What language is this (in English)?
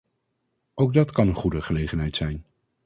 Dutch